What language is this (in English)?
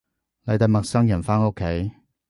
Cantonese